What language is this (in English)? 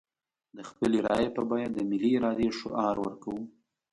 Pashto